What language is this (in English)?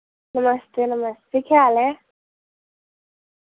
Dogri